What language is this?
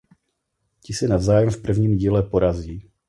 Czech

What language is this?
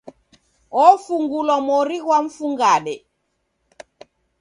Taita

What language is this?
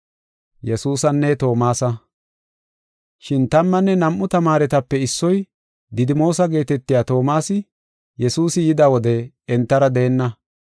Gofa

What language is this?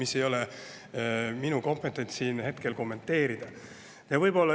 Estonian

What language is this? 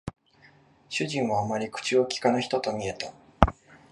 Japanese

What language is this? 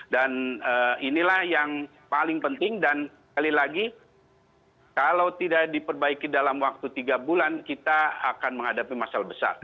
Indonesian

